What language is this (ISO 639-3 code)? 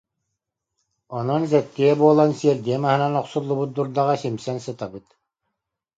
sah